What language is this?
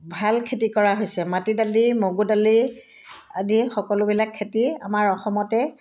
Assamese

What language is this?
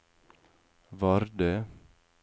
Norwegian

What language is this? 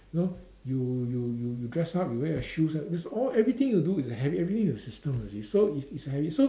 English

